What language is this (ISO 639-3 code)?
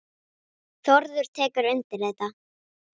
isl